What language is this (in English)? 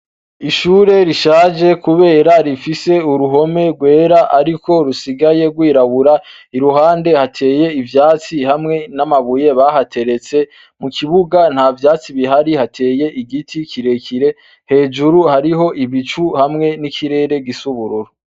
Rundi